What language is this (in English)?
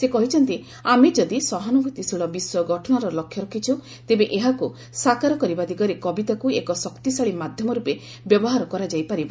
Odia